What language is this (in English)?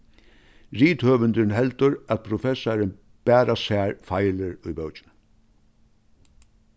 Faroese